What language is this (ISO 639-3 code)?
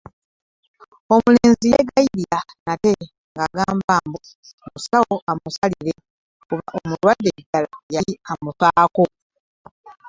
lug